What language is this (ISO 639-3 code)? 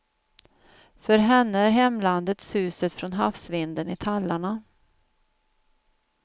swe